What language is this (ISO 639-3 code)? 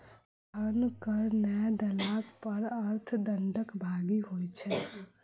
mai